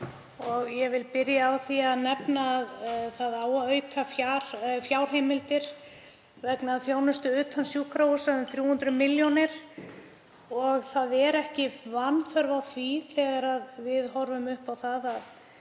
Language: Icelandic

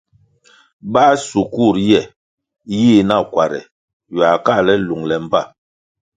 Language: Kwasio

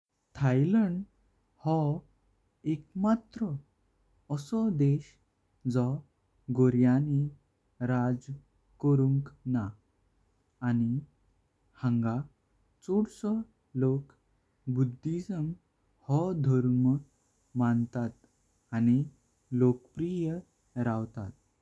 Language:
Konkani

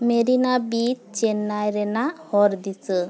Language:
Santali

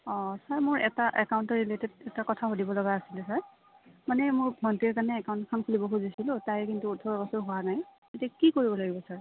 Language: Assamese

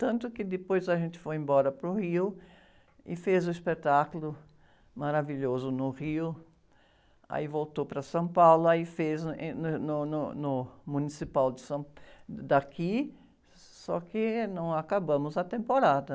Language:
Portuguese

